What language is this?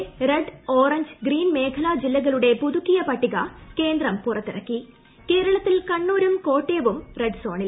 Malayalam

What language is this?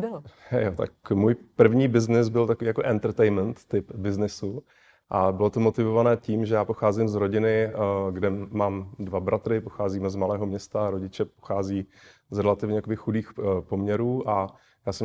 Czech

